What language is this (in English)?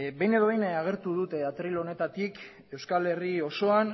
Basque